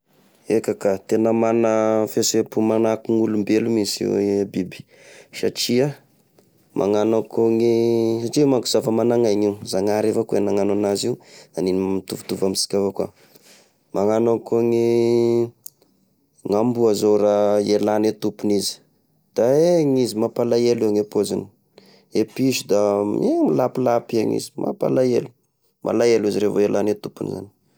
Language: Tesaka Malagasy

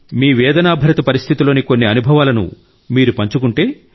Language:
Telugu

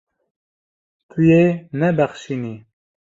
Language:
Kurdish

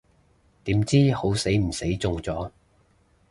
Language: Cantonese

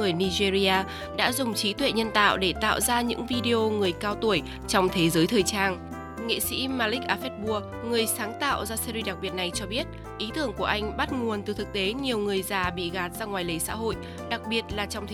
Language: Vietnamese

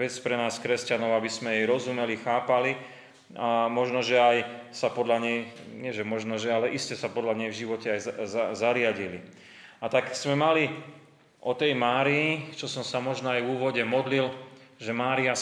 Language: Slovak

